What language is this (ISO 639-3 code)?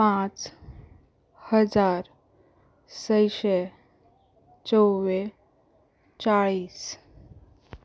kok